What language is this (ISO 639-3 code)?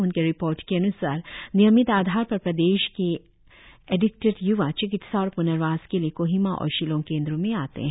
hin